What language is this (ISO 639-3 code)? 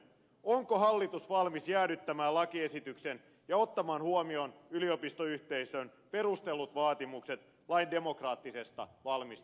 fin